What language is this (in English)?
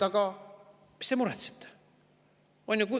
Estonian